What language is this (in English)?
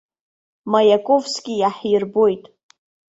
Abkhazian